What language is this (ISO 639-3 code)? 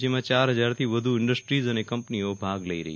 guj